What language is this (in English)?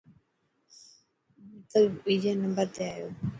Dhatki